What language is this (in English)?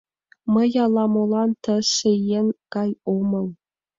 Mari